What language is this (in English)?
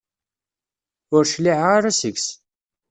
Kabyle